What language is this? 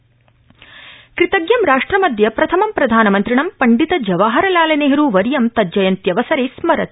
Sanskrit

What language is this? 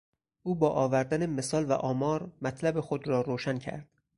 Persian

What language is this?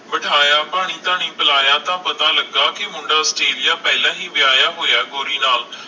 Punjabi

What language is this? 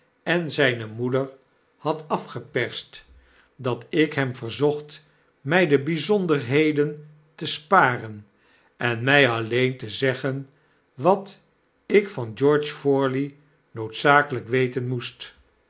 Dutch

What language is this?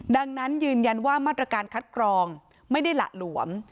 Thai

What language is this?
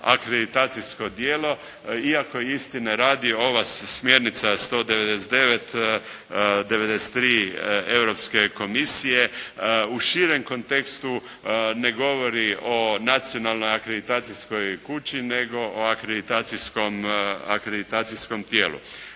Croatian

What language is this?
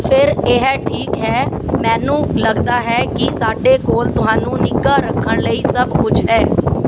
Punjabi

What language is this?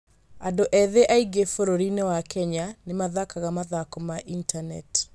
Kikuyu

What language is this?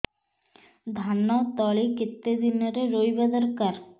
Odia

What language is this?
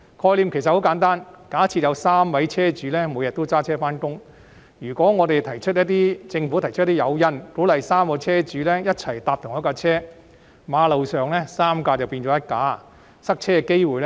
Cantonese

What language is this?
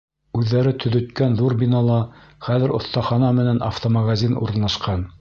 Bashkir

